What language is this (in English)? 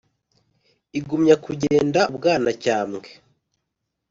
Kinyarwanda